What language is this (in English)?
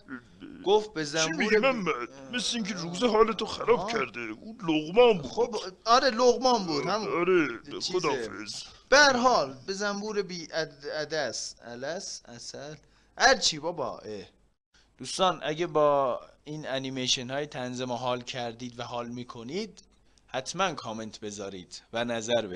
Persian